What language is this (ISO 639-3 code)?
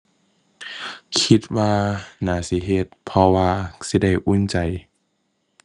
tha